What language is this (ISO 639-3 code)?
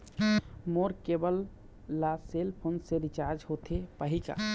hne